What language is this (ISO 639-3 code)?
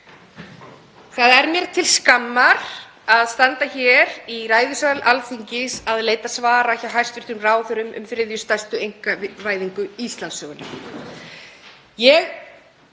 isl